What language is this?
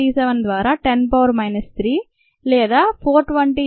Telugu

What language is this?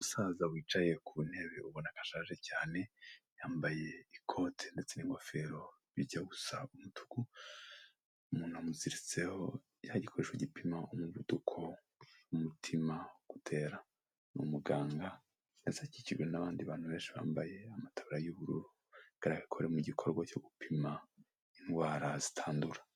Kinyarwanda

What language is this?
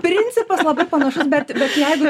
Lithuanian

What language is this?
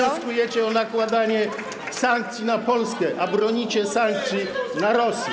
Polish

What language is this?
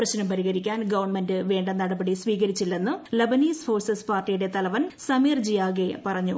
Malayalam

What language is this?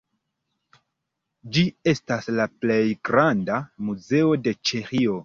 Esperanto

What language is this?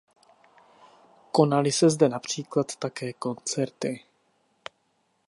Czech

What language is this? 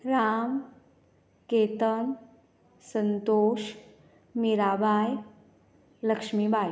Konkani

